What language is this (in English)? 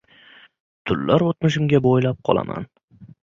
Uzbek